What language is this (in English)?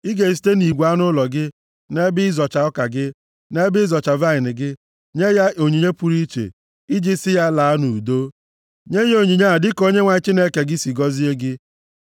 Igbo